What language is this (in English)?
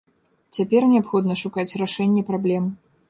Belarusian